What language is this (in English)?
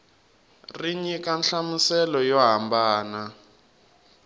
Tsonga